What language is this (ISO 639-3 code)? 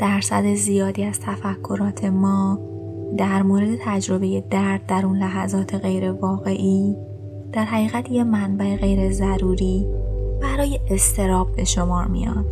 fas